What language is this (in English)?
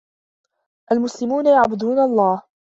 Arabic